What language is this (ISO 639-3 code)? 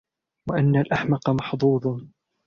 ara